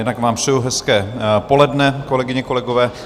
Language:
Czech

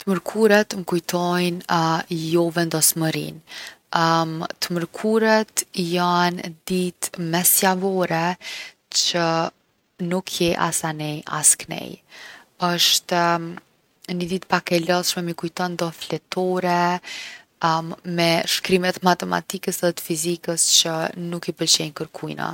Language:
Gheg Albanian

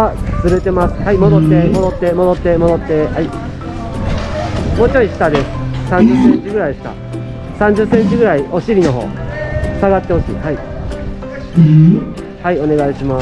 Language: Japanese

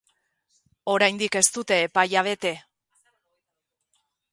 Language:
Basque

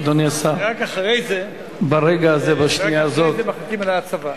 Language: Hebrew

